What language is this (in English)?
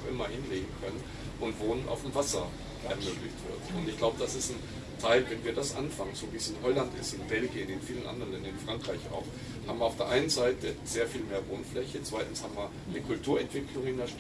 German